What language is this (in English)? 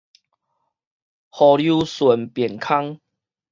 Min Nan Chinese